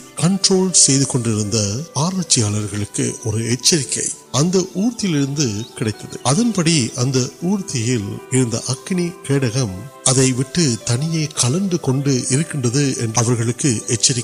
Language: Urdu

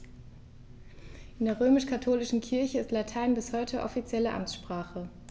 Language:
German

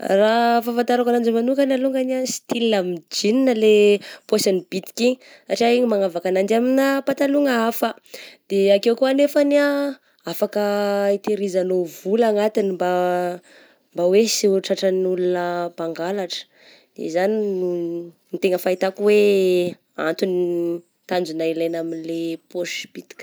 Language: Southern Betsimisaraka Malagasy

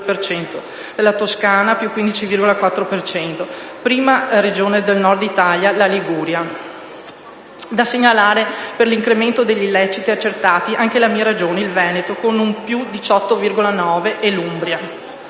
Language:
Italian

